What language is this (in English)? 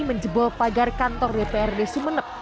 Indonesian